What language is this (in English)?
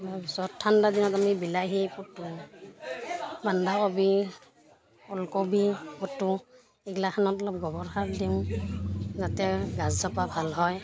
Assamese